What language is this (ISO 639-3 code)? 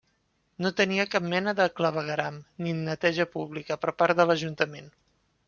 cat